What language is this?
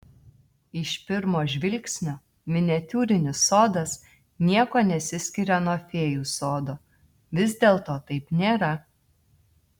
Lithuanian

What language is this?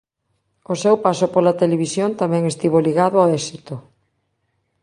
Galician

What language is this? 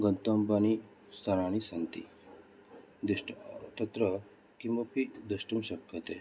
Sanskrit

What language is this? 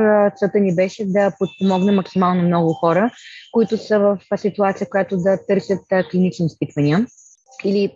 Bulgarian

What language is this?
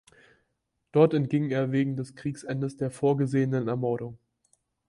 German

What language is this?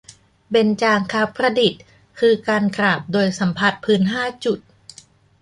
Thai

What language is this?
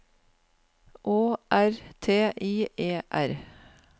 Norwegian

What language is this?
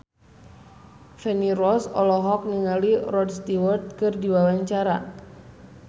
Sundanese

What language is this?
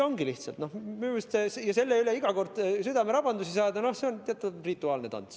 Estonian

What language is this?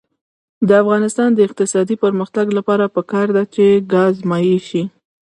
Pashto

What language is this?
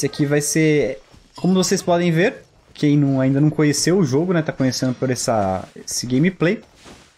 Portuguese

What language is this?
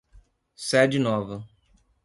Portuguese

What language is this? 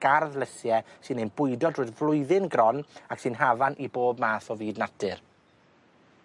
Welsh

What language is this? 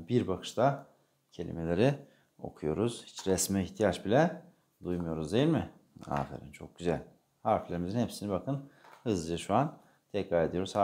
Turkish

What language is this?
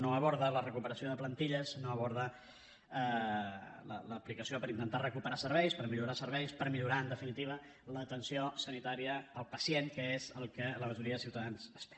Catalan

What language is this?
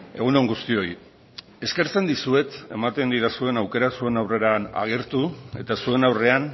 Basque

